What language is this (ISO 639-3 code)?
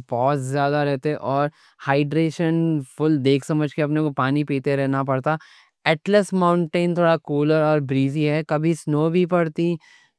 dcc